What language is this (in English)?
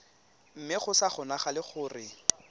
Tswana